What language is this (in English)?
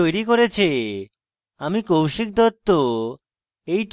Bangla